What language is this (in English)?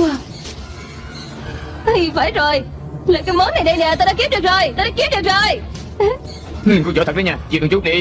Vietnamese